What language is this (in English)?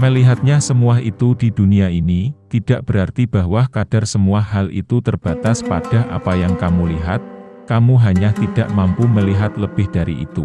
Indonesian